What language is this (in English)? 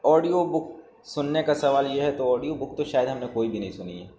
Urdu